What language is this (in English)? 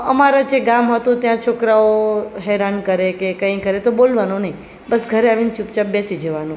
Gujarati